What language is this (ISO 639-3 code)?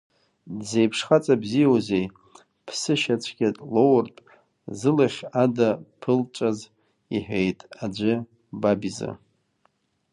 abk